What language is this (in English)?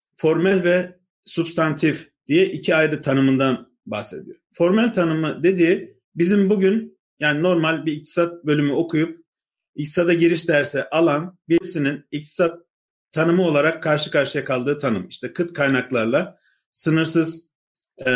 Turkish